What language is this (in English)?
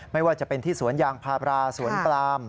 Thai